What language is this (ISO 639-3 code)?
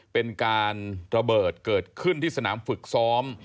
tha